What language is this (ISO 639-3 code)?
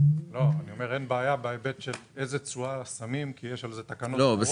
heb